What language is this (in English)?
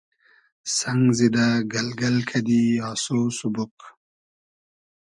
Hazaragi